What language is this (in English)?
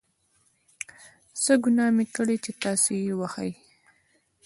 Pashto